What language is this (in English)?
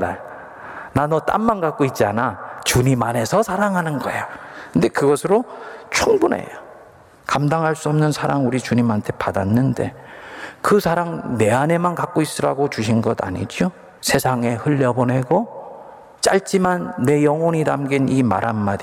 Korean